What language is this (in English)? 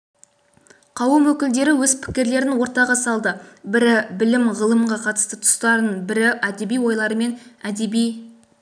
Kazakh